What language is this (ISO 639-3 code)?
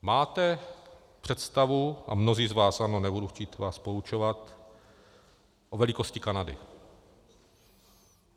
ces